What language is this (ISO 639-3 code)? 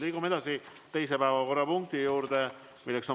est